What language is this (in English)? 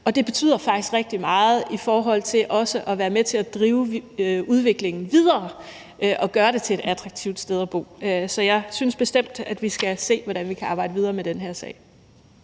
Danish